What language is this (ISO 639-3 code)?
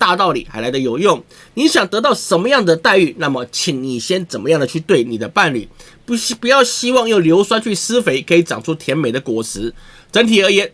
zho